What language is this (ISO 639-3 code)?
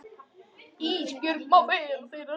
isl